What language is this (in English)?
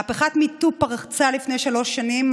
Hebrew